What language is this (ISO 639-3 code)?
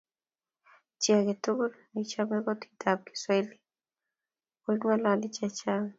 kln